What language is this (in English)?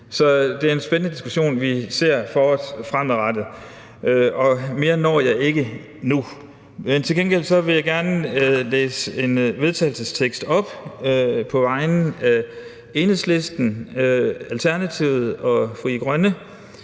Danish